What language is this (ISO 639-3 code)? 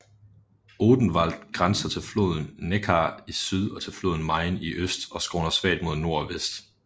dan